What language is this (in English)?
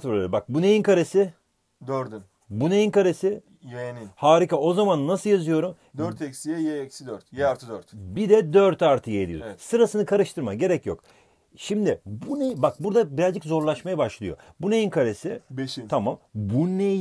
Turkish